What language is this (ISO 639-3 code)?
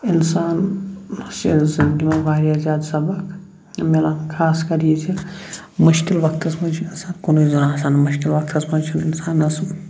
kas